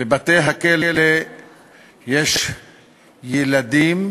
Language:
Hebrew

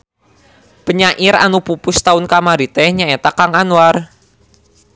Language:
Sundanese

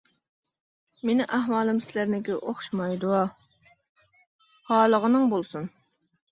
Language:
Uyghur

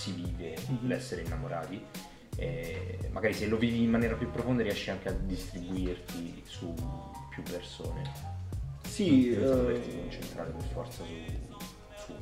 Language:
Italian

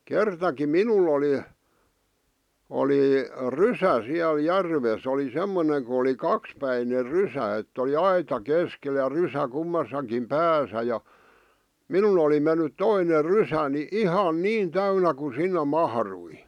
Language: Finnish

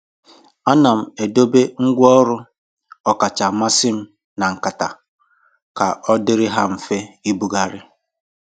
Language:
Igbo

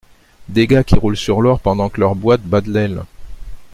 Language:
French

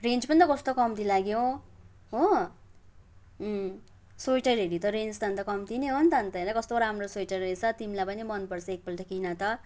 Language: Nepali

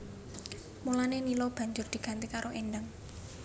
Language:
Javanese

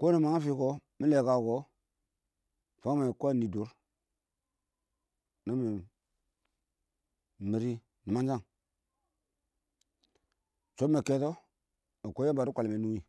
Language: Awak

